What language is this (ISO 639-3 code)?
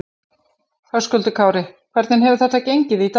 isl